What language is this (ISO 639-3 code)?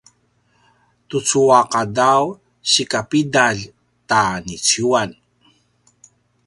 pwn